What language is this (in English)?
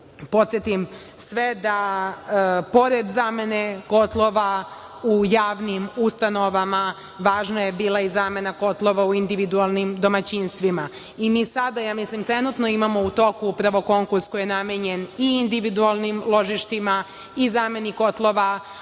Serbian